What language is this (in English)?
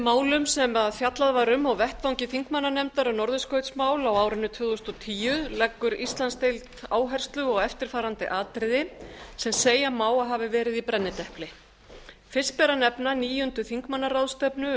Icelandic